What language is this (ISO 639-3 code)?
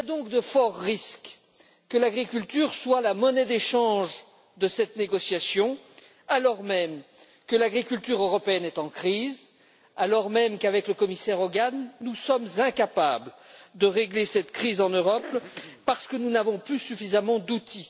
fra